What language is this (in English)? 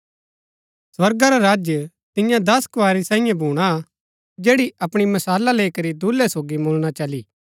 Gaddi